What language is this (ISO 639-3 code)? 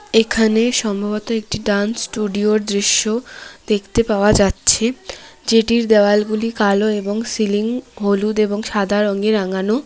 ben